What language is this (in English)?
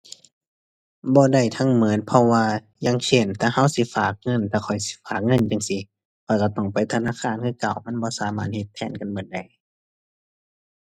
Thai